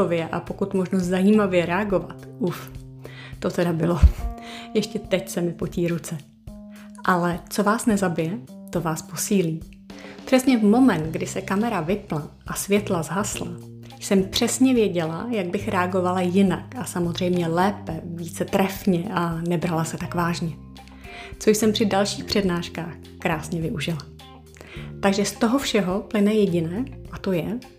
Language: Czech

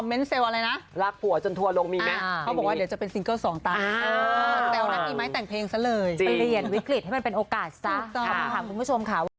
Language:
Thai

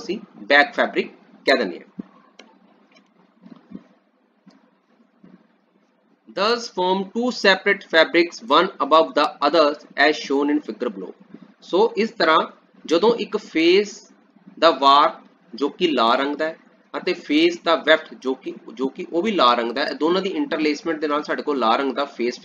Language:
Hindi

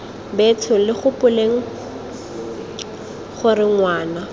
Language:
Tswana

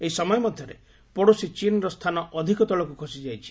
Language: Odia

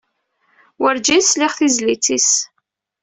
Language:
Kabyle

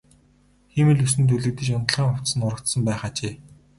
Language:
Mongolian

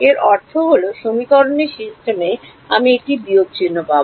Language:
Bangla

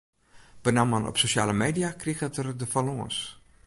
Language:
Western Frisian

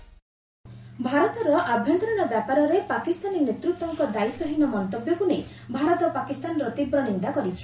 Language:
Odia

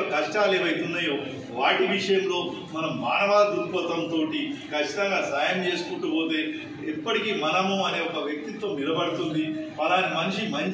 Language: Telugu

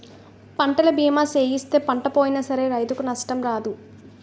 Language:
Telugu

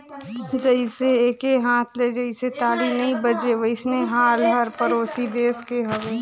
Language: Chhattisgarhi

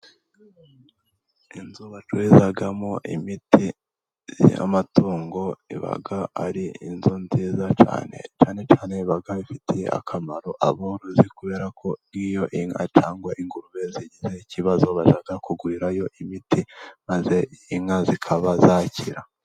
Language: Kinyarwanda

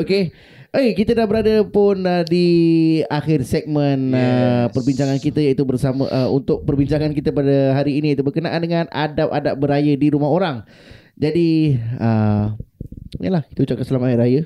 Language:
Malay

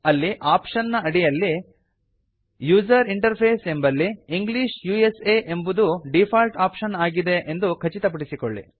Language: Kannada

